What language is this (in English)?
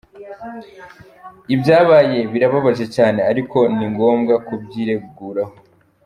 Kinyarwanda